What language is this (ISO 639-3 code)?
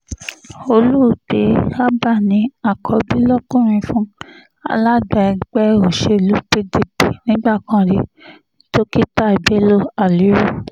yor